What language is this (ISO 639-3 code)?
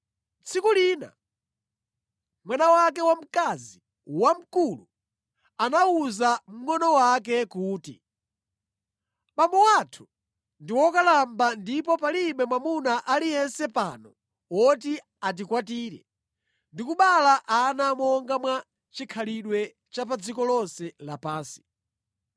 nya